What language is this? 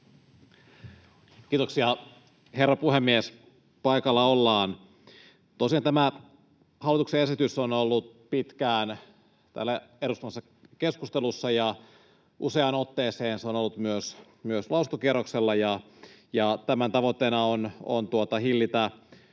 Finnish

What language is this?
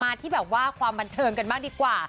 Thai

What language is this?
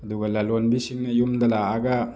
Manipuri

